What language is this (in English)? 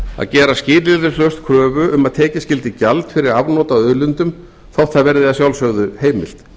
Icelandic